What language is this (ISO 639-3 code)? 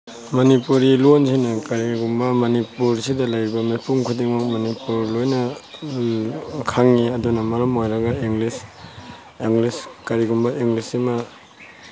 mni